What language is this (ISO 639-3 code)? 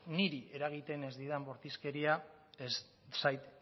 eus